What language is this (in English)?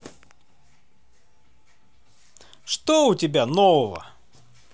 Russian